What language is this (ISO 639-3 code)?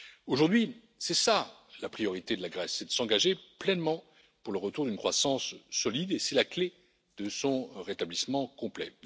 fra